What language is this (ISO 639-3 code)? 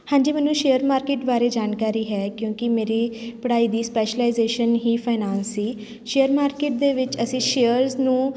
pan